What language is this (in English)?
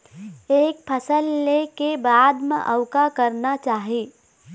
Chhattisgarhi